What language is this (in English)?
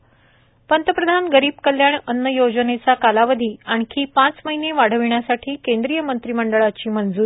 Marathi